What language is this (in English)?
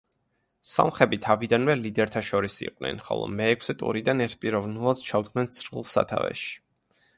Georgian